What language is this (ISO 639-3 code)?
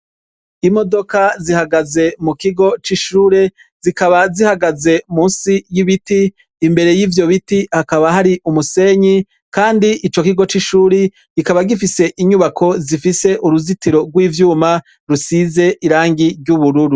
run